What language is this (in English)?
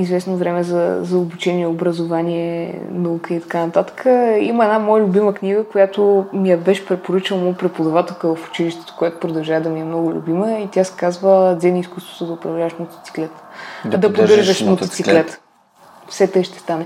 Bulgarian